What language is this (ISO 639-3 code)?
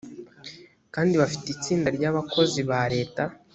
kin